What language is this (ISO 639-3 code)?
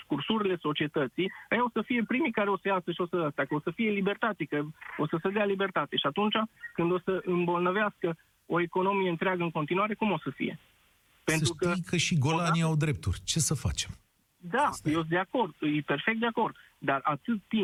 ron